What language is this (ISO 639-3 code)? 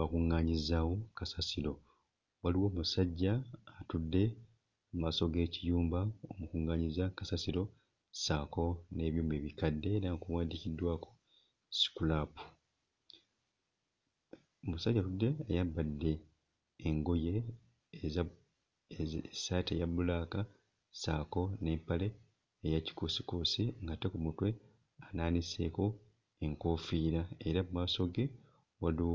lug